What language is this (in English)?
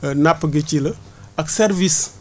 Wolof